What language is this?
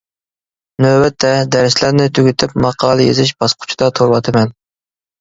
Uyghur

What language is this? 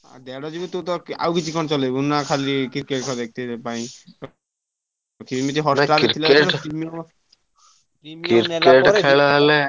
Odia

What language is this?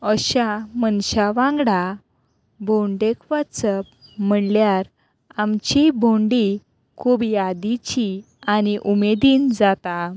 Konkani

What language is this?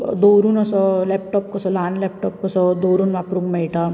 Konkani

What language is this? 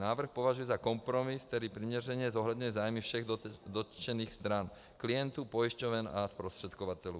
Czech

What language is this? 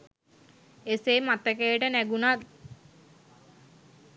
Sinhala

